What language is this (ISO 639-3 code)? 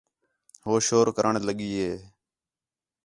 xhe